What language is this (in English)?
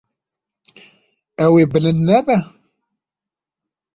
Kurdish